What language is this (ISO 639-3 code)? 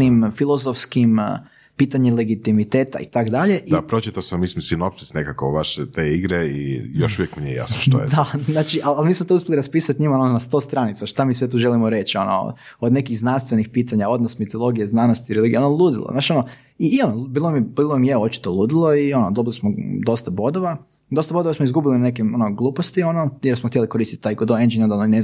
hrv